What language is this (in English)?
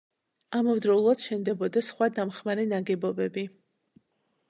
Georgian